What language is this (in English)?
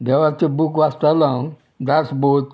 Konkani